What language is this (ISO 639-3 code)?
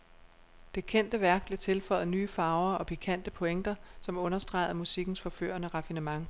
dan